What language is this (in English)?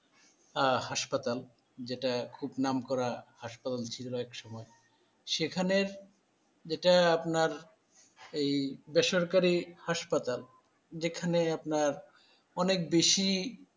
Bangla